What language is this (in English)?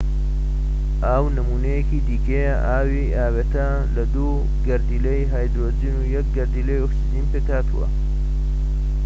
Central Kurdish